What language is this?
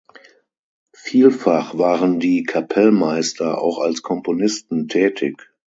German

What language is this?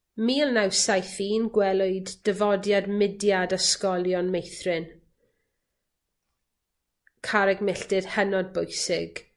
Welsh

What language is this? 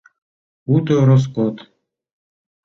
Mari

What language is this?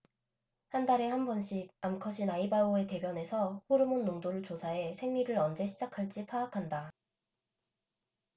Korean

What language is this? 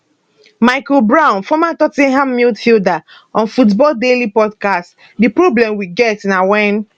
Nigerian Pidgin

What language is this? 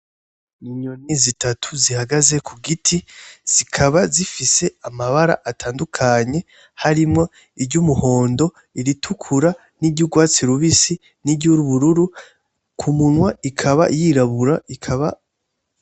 Rundi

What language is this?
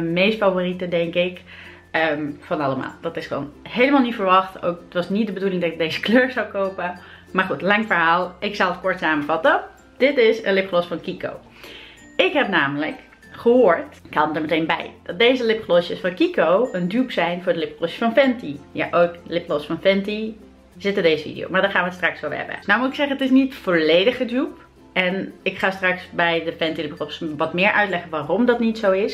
Dutch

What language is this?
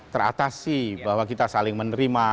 Indonesian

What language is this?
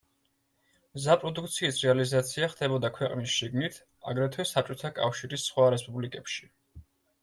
Georgian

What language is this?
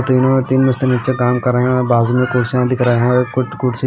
Hindi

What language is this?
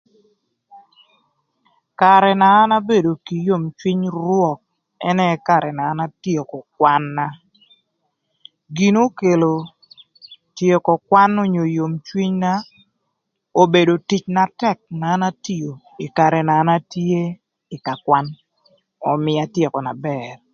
Thur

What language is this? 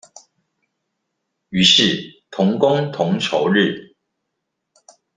Chinese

